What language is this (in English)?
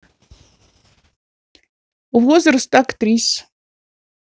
Russian